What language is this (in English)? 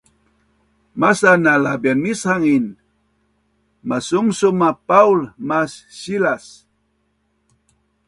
Bunun